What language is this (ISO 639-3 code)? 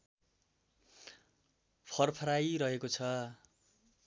nep